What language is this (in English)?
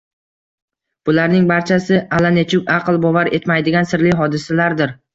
Uzbek